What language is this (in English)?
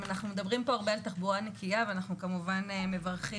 Hebrew